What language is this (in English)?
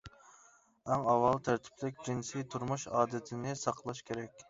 Uyghur